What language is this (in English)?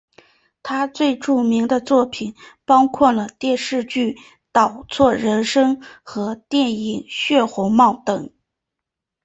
Chinese